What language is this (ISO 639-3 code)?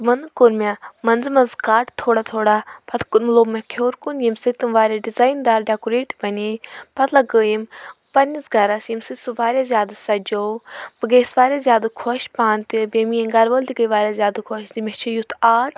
kas